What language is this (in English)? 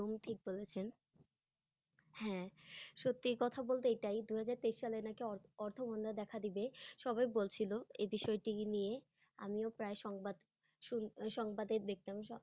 Bangla